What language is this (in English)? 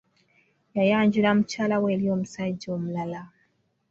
Ganda